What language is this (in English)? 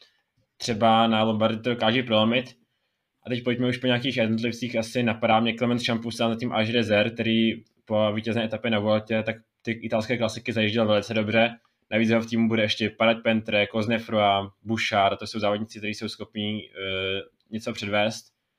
Czech